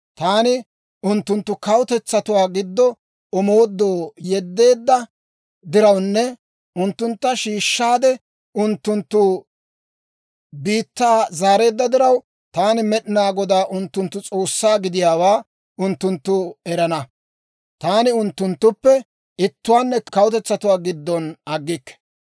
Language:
Dawro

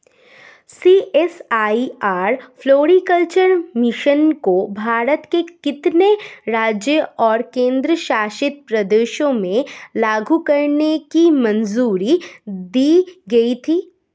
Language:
Hindi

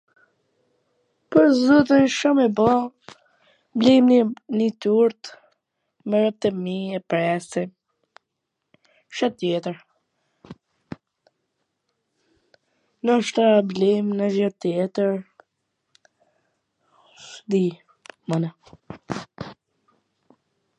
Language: Gheg Albanian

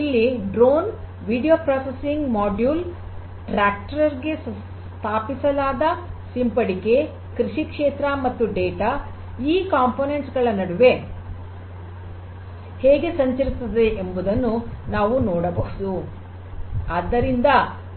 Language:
Kannada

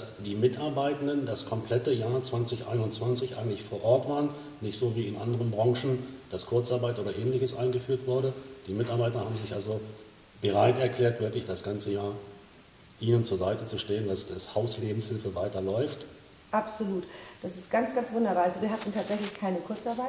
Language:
German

